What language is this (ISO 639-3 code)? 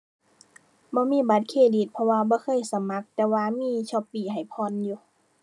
tha